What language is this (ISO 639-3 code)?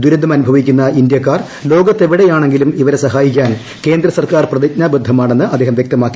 mal